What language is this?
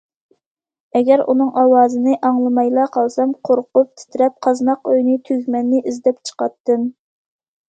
Uyghur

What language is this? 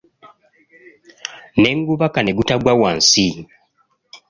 Ganda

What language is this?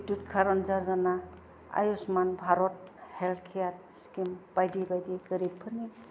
Bodo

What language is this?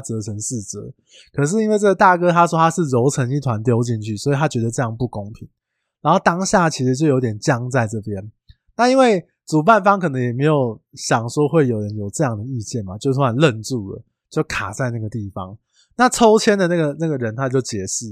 Chinese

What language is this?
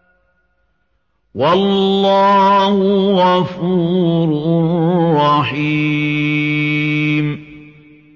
Arabic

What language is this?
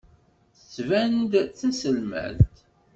Kabyle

